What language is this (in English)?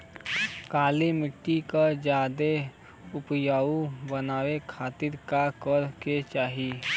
Bhojpuri